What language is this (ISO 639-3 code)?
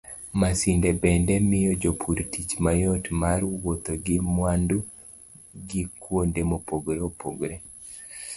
luo